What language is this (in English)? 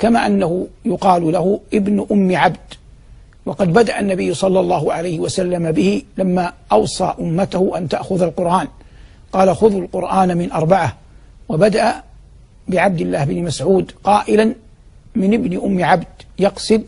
Arabic